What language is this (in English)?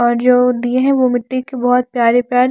Hindi